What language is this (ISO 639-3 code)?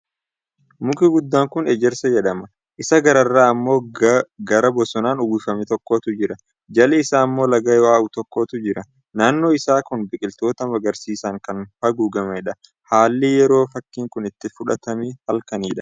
orm